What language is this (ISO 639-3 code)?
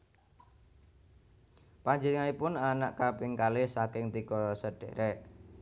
jav